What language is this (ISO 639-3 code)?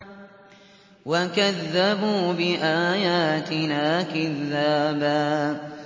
ara